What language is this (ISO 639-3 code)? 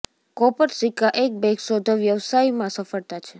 guj